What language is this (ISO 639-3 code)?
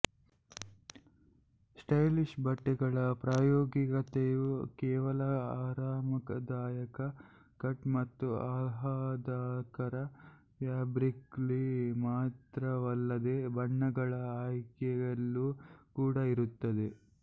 kan